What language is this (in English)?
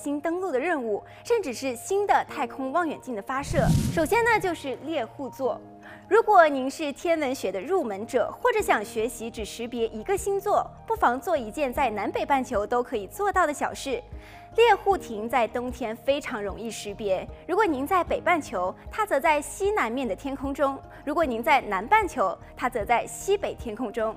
Chinese